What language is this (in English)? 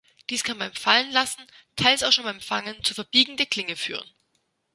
German